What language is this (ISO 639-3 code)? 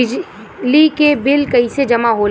bho